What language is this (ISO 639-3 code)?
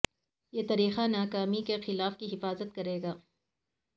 urd